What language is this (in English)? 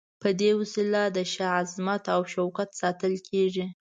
Pashto